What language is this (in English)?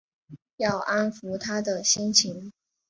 Chinese